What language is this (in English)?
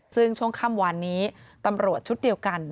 Thai